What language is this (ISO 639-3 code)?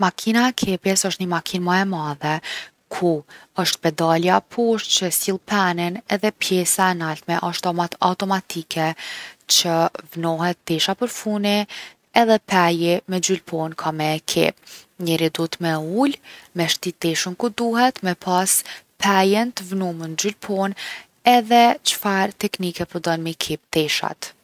aln